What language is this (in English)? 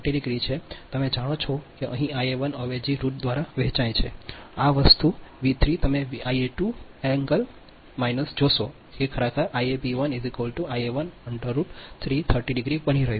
Gujarati